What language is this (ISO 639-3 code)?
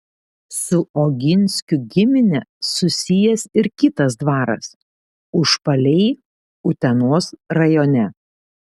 lit